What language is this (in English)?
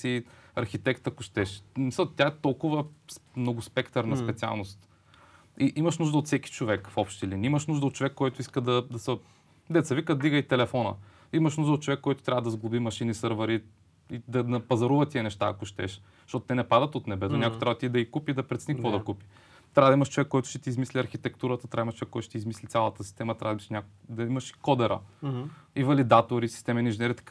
Bulgarian